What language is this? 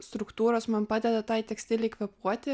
Lithuanian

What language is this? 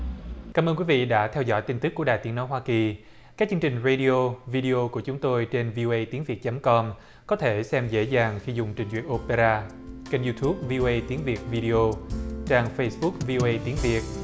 Vietnamese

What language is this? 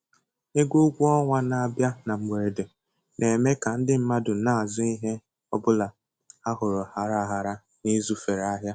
Igbo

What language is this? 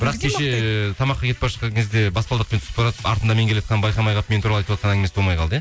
Kazakh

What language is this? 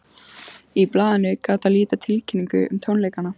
Icelandic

